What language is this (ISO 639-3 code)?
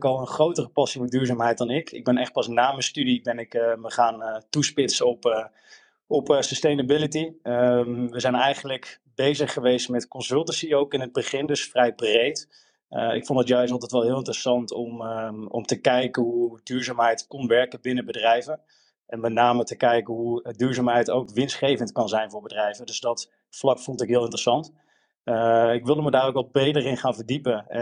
nld